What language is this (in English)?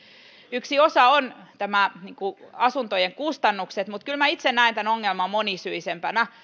Finnish